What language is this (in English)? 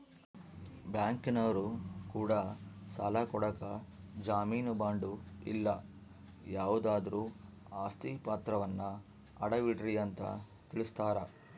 Kannada